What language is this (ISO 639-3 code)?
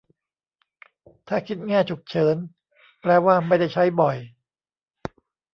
tha